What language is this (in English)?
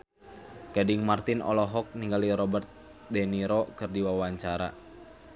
Sundanese